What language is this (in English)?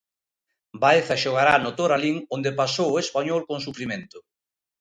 Galician